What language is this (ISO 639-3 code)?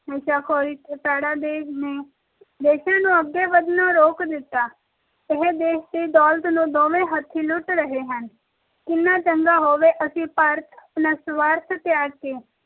pan